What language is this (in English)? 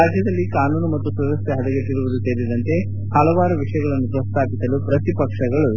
Kannada